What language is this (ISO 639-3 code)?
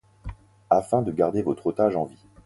fra